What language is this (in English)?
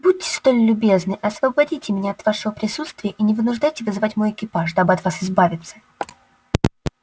Russian